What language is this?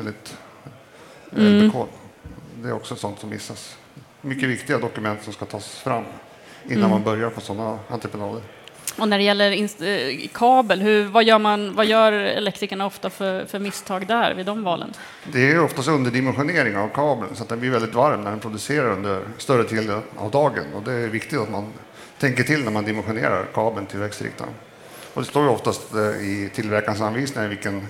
Swedish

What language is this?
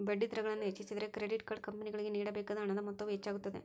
Kannada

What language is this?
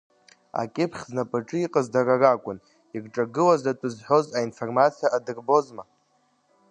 Abkhazian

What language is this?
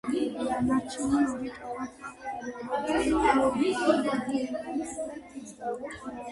Georgian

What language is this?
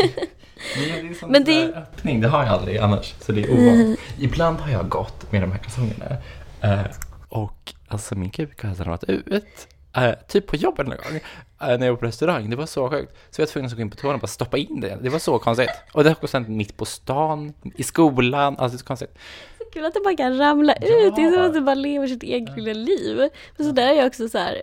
Swedish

